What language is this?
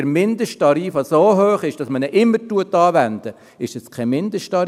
Swiss German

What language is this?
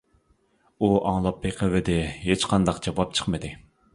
Uyghur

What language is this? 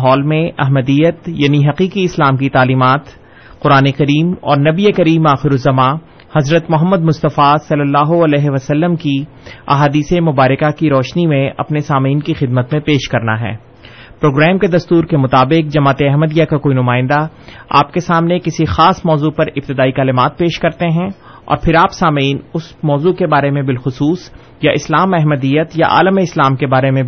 Urdu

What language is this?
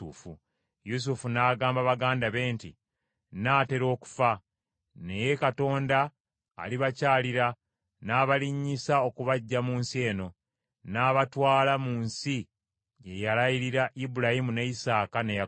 Ganda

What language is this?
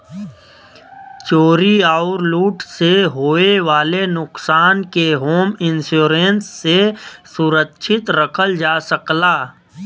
Bhojpuri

